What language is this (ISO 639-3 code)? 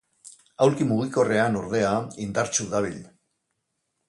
eus